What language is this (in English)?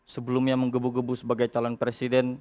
Indonesian